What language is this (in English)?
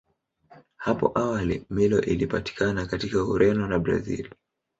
Swahili